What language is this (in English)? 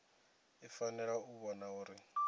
Venda